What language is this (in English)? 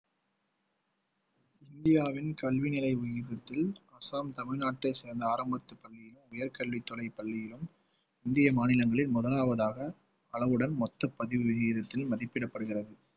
Tamil